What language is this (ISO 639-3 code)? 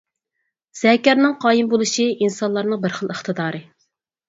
uig